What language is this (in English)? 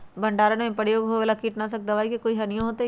Magahi